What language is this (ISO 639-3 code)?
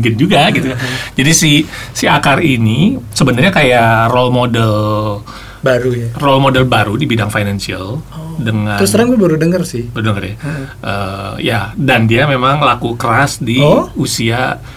ind